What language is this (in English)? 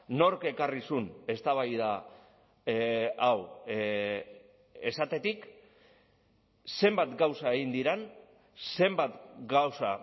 Basque